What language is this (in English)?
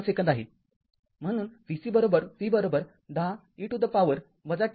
Marathi